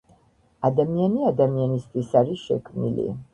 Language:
Georgian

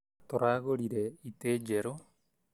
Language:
Kikuyu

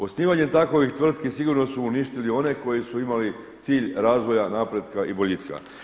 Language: Croatian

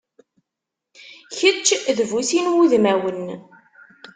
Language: Kabyle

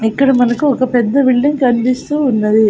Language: Telugu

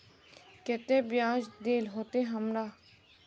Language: Magahi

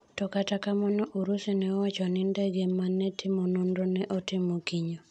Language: Luo (Kenya and Tanzania)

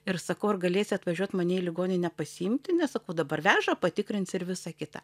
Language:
Lithuanian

